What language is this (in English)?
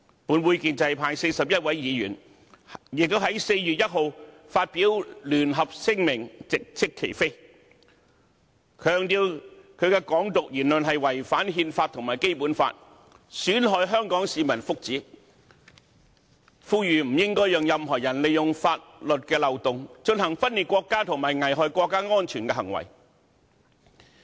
Cantonese